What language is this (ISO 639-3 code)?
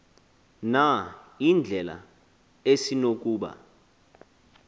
xho